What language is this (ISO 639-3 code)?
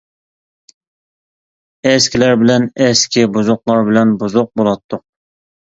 uig